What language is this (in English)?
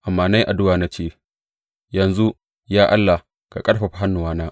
Hausa